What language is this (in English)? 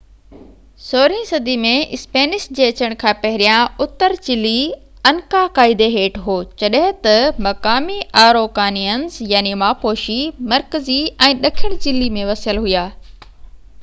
Sindhi